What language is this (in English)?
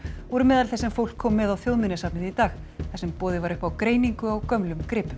Icelandic